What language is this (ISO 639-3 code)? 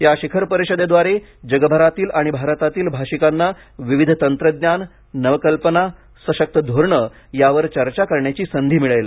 mar